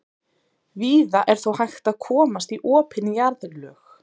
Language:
Icelandic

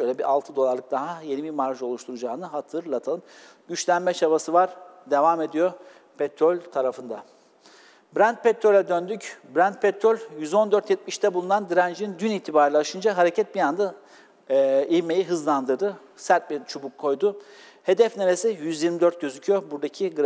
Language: Turkish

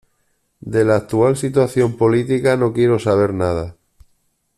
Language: Spanish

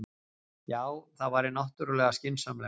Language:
Icelandic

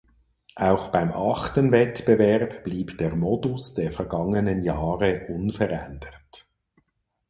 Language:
German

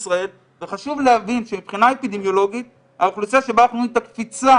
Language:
Hebrew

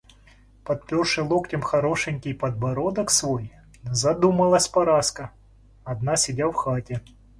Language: Russian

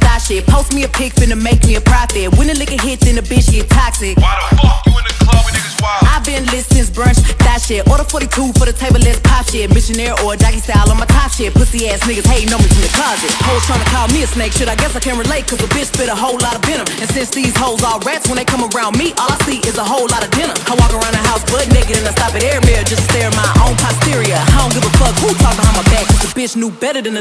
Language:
English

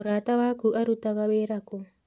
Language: Kikuyu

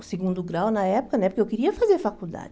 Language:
Portuguese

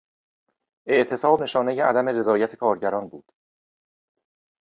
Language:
Persian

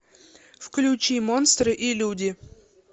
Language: Russian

